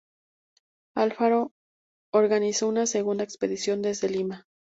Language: Spanish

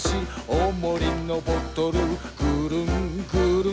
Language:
Japanese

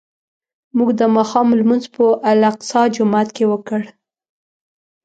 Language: Pashto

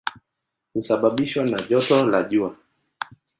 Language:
Swahili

